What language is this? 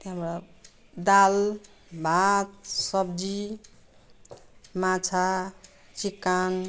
Nepali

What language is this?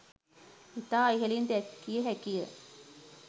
Sinhala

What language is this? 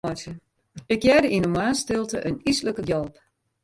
Western Frisian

